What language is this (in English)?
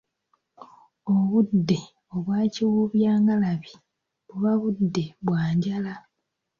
Ganda